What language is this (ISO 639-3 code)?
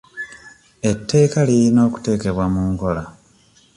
lug